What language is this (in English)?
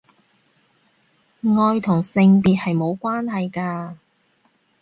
Cantonese